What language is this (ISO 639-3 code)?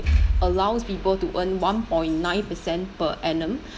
eng